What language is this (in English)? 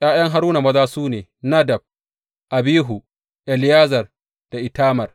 Hausa